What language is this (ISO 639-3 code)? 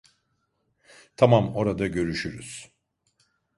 tur